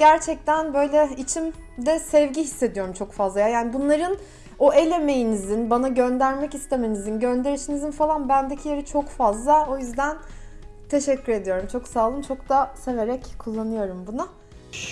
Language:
Turkish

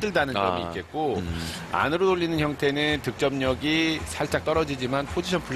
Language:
Korean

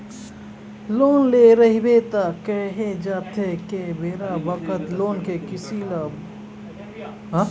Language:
Chhattisgarhi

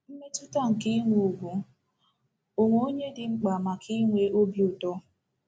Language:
Igbo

